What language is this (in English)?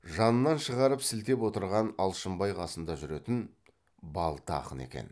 Kazakh